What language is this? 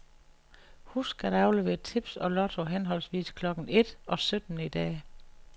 Danish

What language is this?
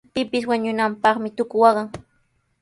Sihuas Ancash Quechua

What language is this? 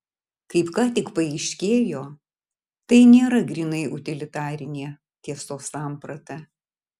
Lithuanian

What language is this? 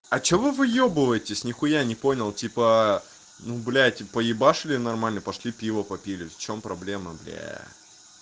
Russian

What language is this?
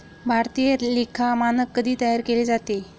Marathi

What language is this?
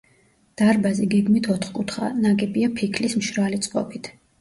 Georgian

